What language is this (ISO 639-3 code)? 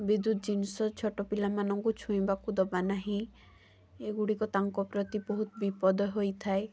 ori